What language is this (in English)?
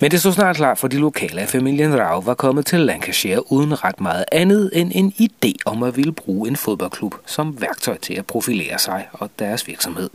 Danish